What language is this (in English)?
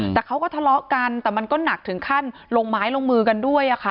Thai